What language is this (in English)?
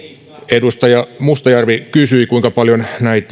Finnish